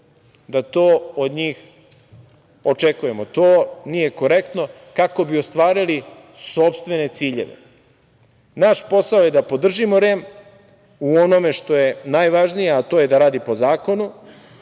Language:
Serbian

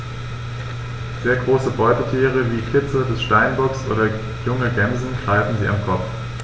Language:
German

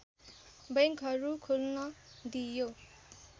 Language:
Nepali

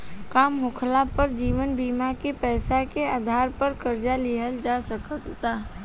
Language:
Bhojpuri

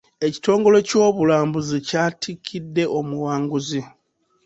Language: Ganda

